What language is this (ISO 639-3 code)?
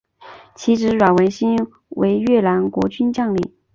zho